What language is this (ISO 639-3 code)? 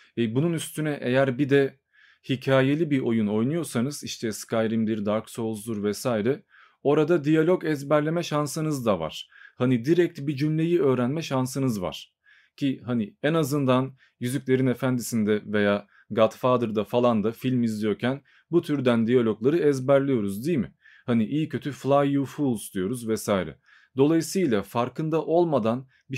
tur